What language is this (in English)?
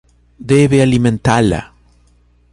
Portuguese